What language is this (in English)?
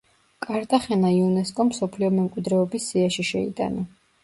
Georgian